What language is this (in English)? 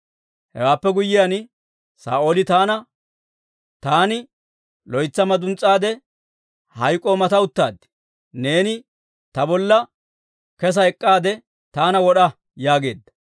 Dawro